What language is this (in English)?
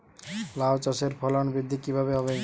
Bangla